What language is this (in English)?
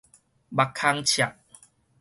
Min Nan Chinese